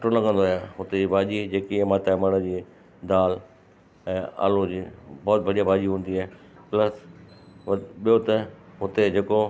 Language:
Sindhi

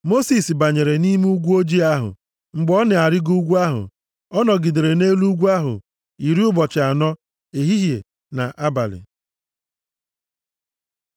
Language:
Igbo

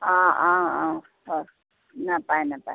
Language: Assamese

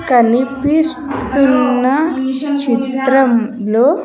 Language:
Telugu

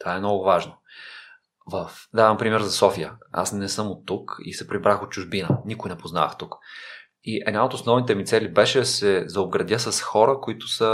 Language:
Bulgarian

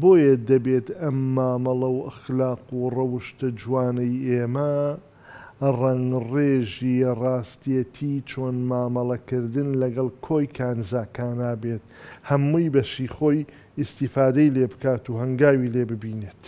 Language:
Arabic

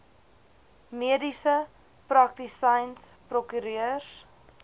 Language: Afrikaans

